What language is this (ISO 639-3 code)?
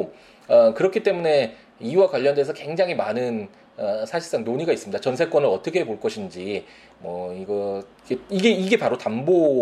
kor